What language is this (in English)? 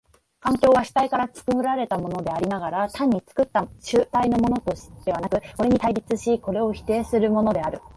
Japanese